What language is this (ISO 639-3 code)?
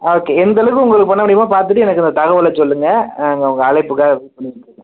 tam